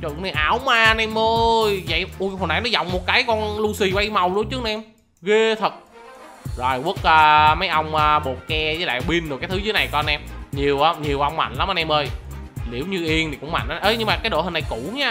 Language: Vietnamese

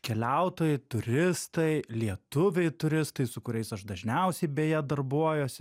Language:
Lithuanian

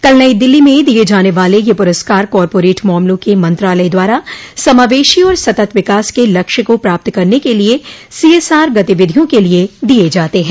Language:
Hindi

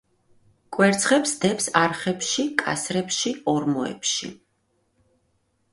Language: Georgian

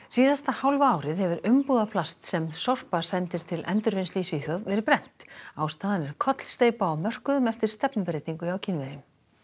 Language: Icelandic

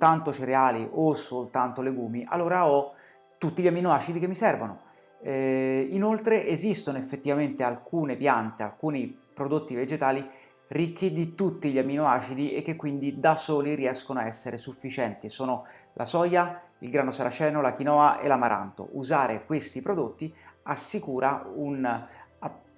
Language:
Italian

